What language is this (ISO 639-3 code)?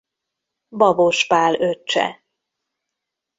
hun